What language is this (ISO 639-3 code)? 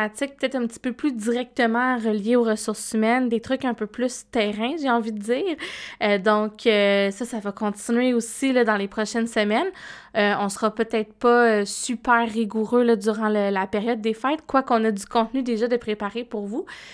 fra